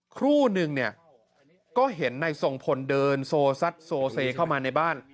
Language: Thai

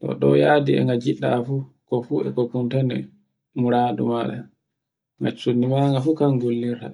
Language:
Borgu Fulfulde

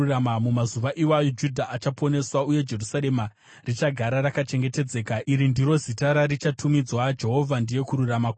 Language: Shona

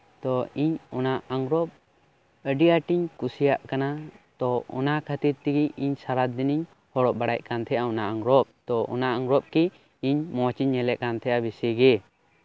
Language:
Santali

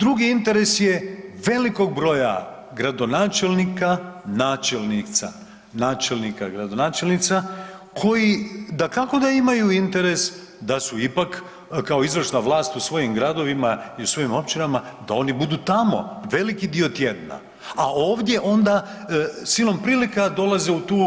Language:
Croatian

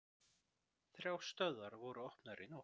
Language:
Icelandic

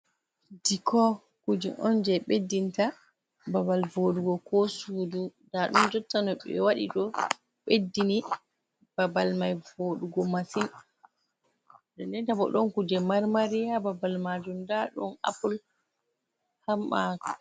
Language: Fula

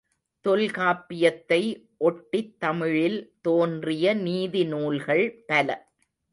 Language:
Tamil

